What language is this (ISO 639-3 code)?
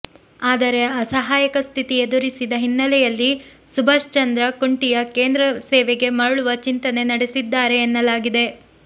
kan